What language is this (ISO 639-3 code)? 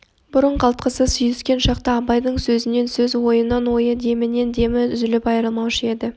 kaz